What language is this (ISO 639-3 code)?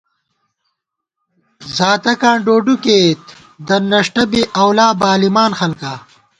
gwt